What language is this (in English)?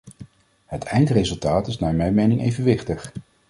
Dutch